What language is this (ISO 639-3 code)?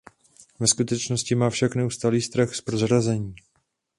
ces